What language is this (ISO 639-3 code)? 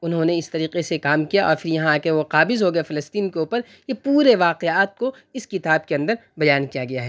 urd